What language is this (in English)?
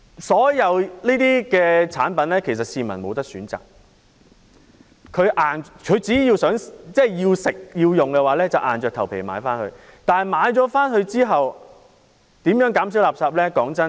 Cantonese